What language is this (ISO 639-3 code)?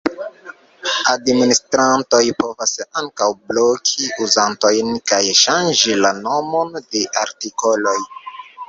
epo